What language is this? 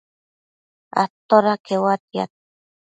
Matsés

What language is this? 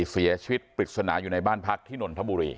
Thai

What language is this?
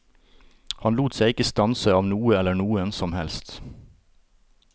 Norwegian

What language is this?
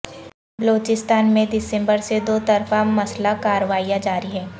Urdu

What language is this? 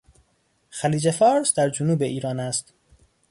Persian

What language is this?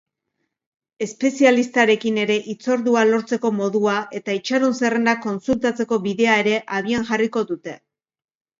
Basque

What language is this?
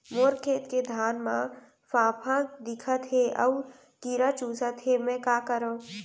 Chhattisgarhi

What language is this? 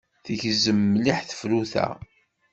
Kabyle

